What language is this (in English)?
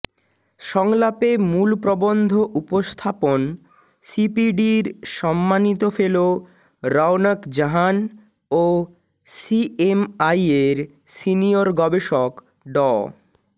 Bangla